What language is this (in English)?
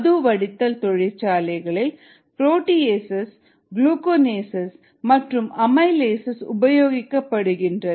Tamil